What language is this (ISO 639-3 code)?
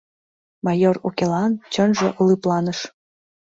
chm